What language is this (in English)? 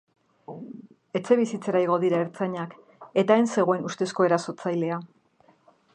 Basque